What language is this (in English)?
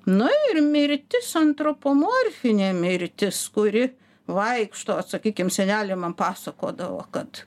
Lithuanian